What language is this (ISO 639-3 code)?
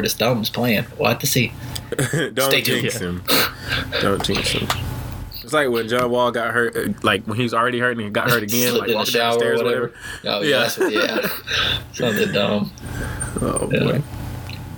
eng